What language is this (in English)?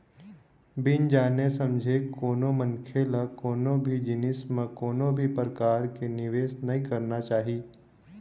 Chhattisgarhi